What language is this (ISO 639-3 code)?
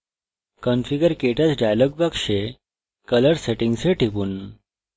ben